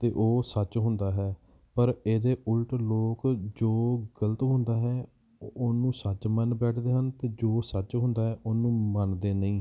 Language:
Punjabi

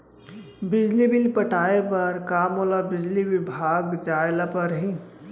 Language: Chhattisgarhi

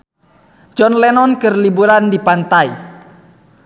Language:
Sundanese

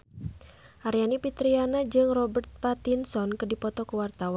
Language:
Sundanese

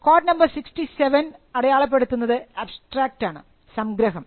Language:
Malayalam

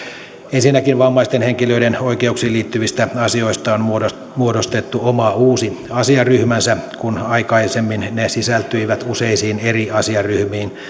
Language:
Finnish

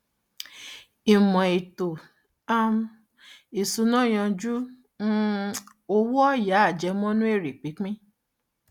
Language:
Yoruba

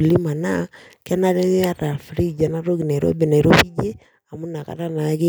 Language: Masai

